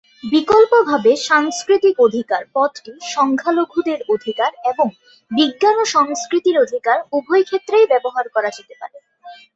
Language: Bangla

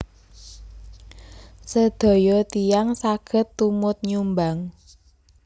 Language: Javanese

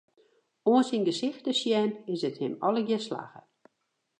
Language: Western Frisian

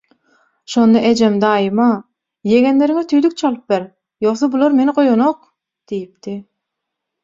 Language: Turkmen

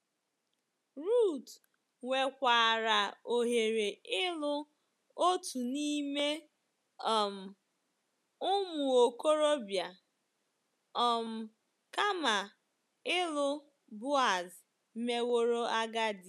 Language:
Igbo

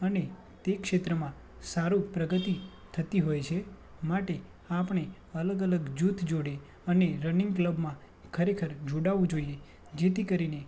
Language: Gujarati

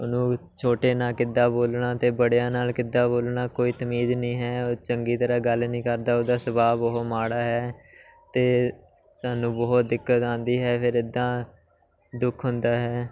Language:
Punjabi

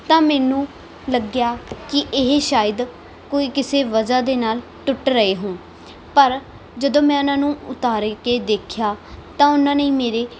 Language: Punjabi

